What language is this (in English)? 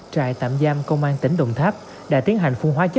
Vietnamese